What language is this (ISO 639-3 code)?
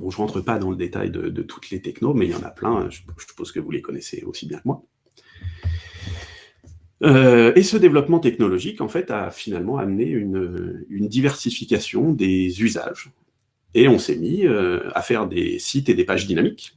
fra